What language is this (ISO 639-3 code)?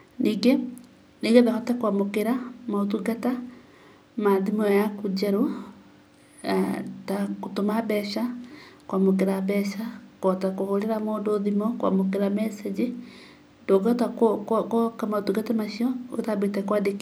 kik